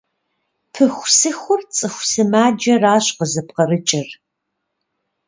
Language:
Kabardian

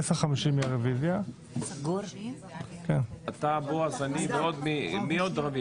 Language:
Hebrew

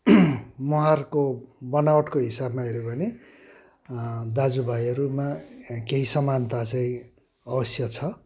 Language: Nepali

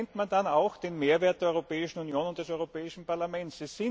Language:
German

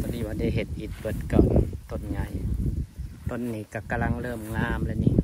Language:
Thai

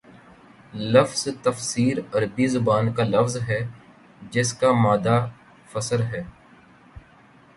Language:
Urdu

